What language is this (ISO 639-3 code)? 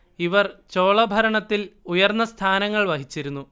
mal